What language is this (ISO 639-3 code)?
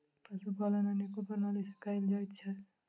mai